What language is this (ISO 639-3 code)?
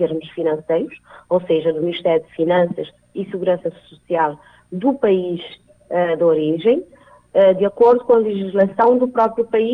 por